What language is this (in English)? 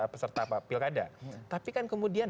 Indonesian